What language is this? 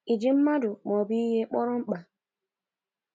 Igbo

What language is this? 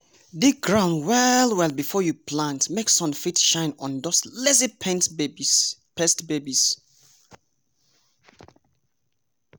Nigerian Pidgin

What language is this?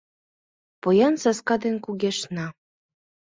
Mari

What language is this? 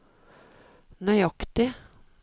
Norwegian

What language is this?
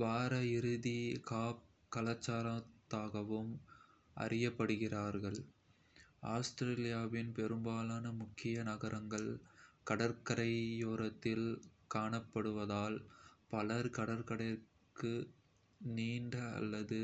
Kota (India)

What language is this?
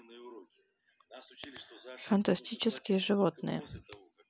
Russian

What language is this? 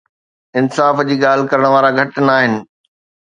Sindhi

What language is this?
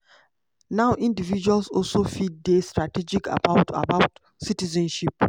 Nigerian Pidgin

